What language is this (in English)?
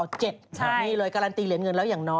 Thai